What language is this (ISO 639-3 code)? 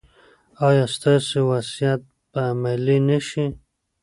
pus